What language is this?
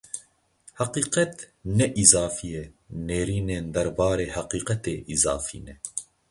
Kurdish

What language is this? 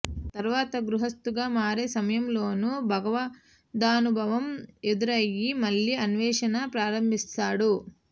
Telugu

